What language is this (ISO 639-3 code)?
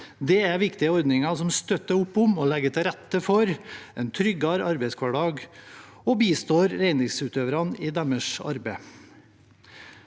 nor